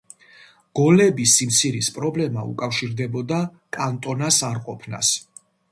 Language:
Georgian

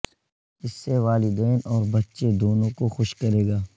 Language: Urdu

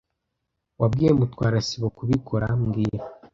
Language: Kinyarwanda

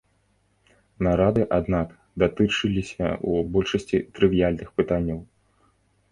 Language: Belarusian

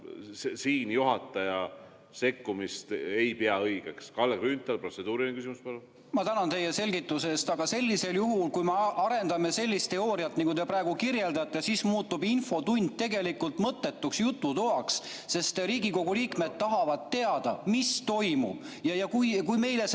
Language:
Estonian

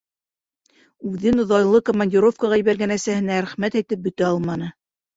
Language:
Bashkir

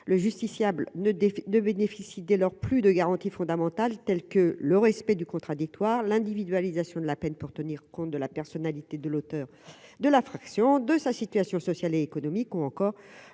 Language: French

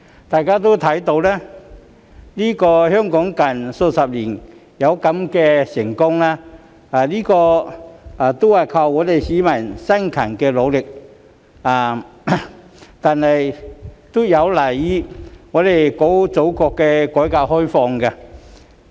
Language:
Cantonese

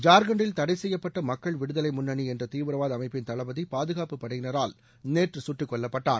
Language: Tamil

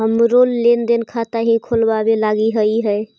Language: Magahi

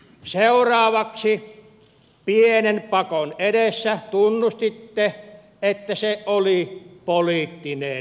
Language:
Finnish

